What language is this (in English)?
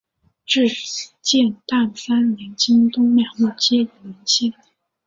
Chinese